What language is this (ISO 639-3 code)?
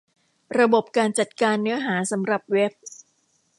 tha